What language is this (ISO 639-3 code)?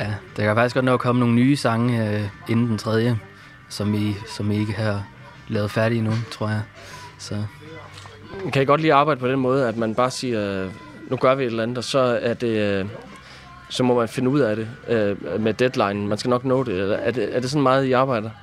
dan